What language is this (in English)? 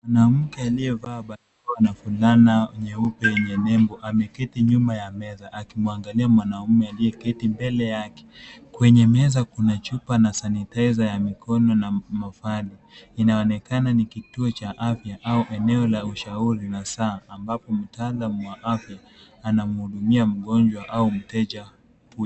Swahili